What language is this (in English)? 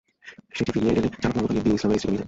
Bangla